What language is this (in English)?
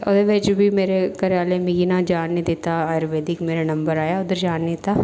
Dogri